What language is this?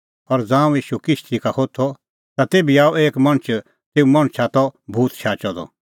Kullu Pahari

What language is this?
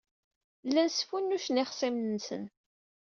Kabyle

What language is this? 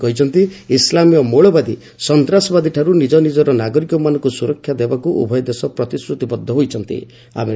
Odia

